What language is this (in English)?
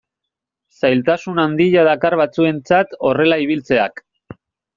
Basque